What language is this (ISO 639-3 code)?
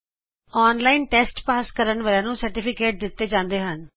pan